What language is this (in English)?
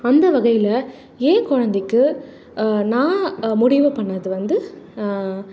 Tamil